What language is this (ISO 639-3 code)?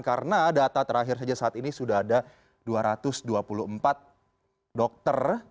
ind